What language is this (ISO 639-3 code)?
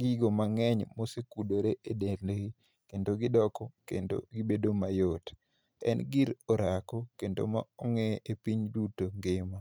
luo